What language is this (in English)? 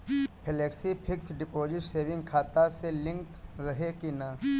Bhojpuri